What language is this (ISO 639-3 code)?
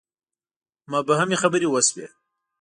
pus